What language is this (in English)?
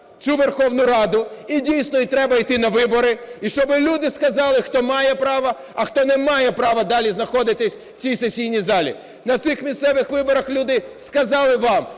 Ukrainian